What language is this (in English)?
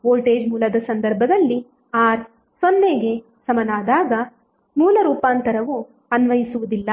Kannada